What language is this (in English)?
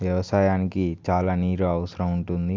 Telugu